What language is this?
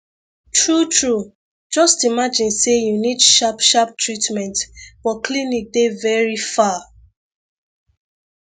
Nigerian Pidgin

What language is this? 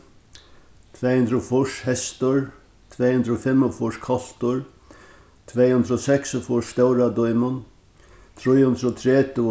Faroese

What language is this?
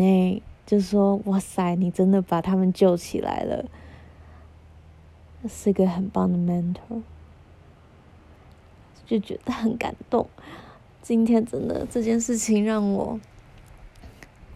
Chinese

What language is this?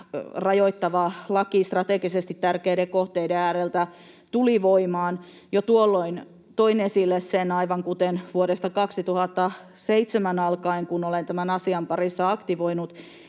Finnish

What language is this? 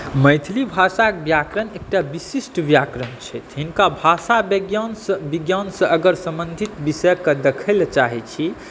Maithili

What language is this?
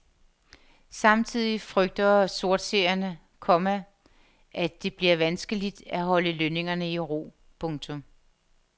Danish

